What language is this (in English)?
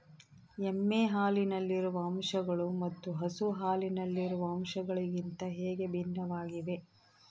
Kannada